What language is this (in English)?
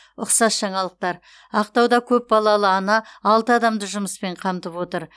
Kazakh